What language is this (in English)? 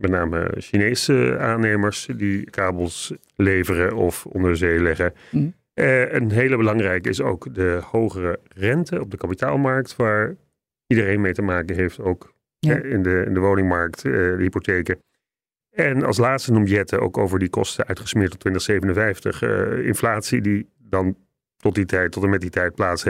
Dutch